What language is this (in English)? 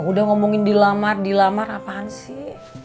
Indonesian